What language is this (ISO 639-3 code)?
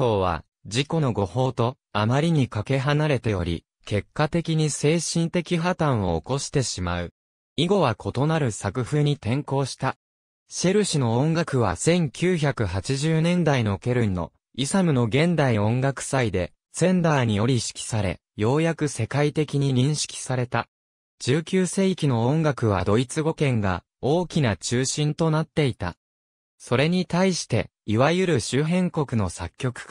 jpn